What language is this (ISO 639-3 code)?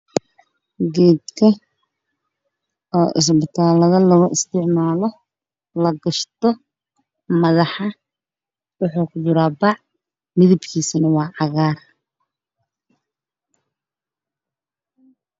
som